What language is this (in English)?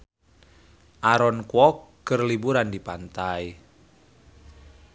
Sundanese